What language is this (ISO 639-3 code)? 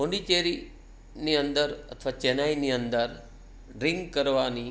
guj